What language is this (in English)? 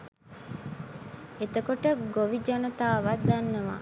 Sinhala